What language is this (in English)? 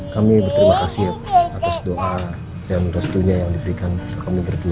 Indonesian